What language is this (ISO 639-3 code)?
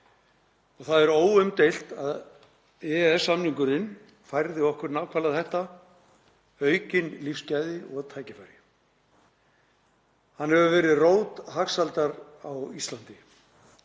isl